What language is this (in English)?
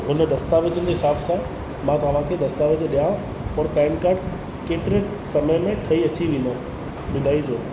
Sindhi